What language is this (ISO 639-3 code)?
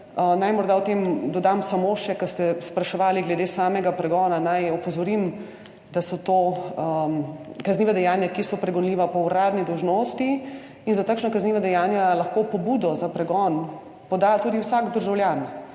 slv